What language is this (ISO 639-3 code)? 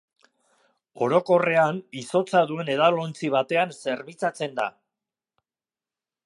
eus